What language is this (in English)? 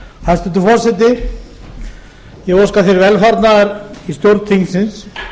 Icelandic